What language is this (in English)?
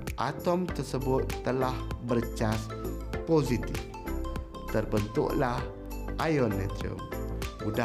Malay